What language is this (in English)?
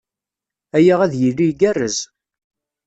Kabyle